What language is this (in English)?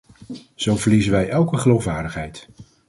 Dutch